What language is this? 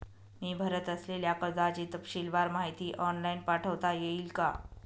Marathi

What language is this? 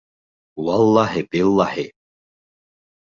Bashkir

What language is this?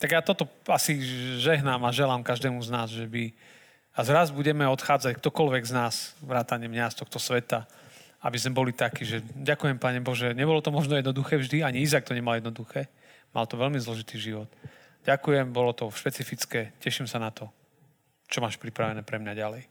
Slovak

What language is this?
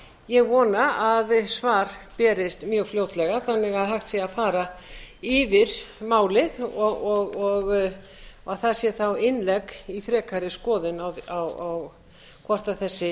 Icelandic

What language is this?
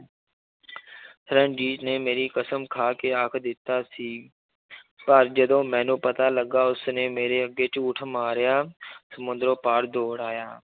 Punjabi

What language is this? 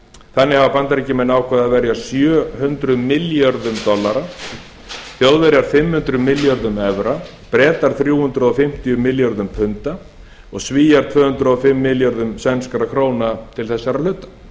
Icelandic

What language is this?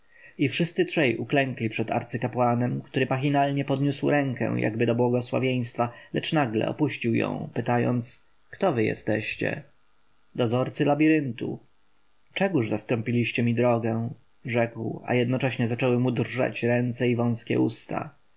Polish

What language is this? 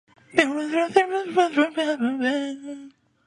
Japanese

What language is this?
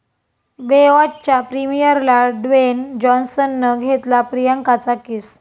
Marathi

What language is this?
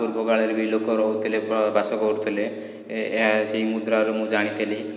Odia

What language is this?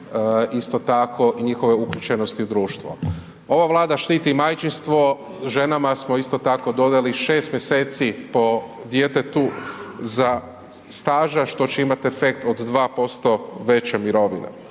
Croatian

